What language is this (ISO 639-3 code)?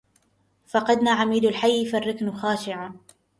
ara